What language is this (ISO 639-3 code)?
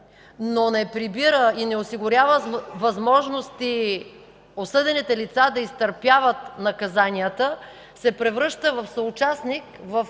bul